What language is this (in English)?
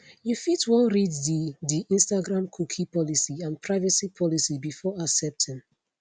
Nigerian Pidgin